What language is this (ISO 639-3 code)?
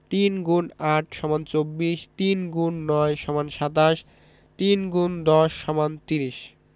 ben